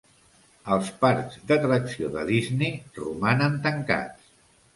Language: Catalan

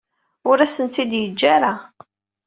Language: Kabyle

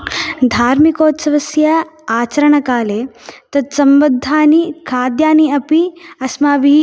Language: Sanskrit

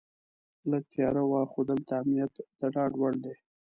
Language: Pashto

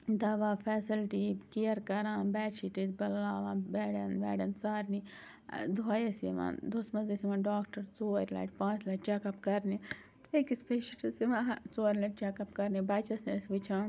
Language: Kashmiri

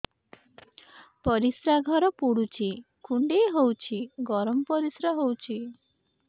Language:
Odia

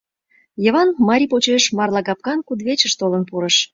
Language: Mari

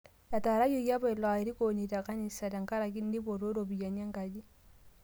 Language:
Masai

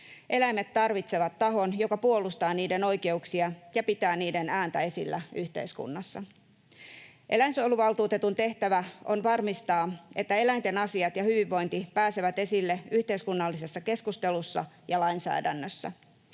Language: Finnish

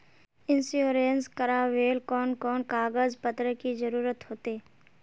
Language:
Magahi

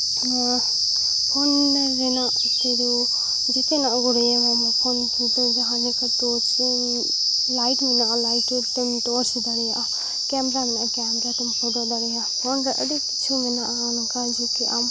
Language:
Santali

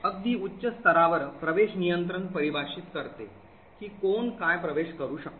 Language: Marathi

